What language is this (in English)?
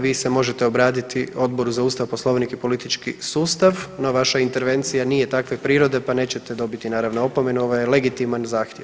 Croatian